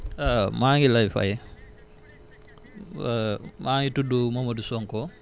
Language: Wolof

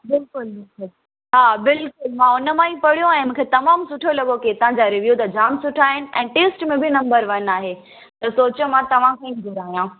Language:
Sindhi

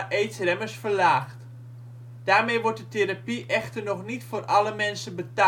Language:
Dutch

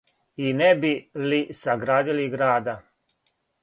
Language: Serbian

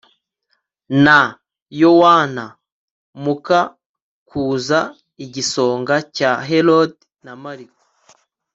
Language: Kinyarwanda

